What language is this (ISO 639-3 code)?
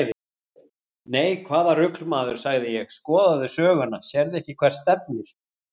isl